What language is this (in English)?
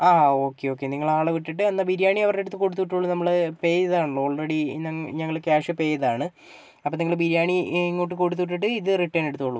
Malayalam